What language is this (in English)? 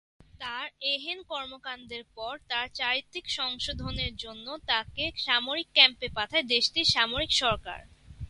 Bangla